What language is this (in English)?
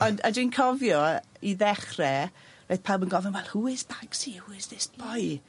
Welsh